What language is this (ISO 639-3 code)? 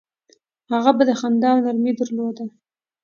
pus